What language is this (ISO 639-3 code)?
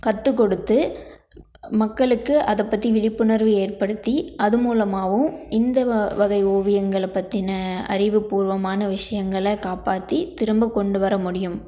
tam